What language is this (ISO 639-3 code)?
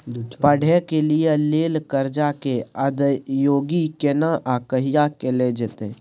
mai